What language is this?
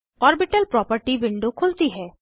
Hindi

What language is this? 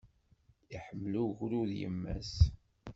Kabyle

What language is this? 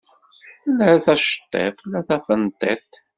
Kabyle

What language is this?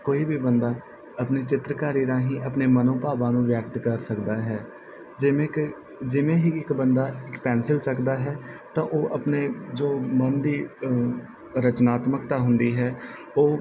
Punjabi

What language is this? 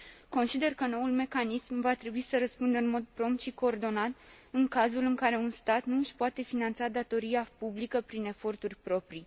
Romanian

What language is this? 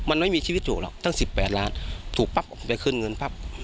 Thai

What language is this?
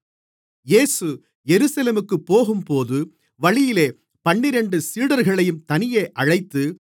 Tamil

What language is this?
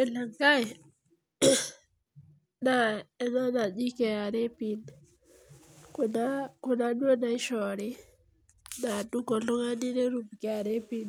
Masai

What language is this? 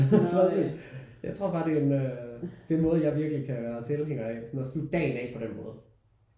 Danish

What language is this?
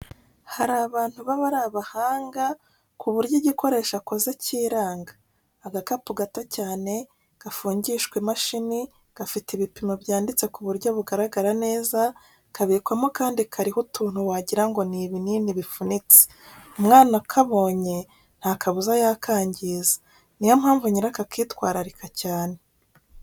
Kinyarwanda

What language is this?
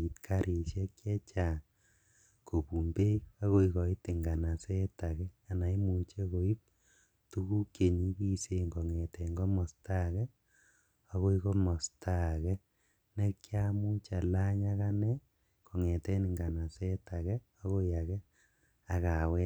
Kalenjin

